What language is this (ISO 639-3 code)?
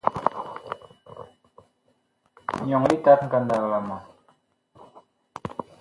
bkh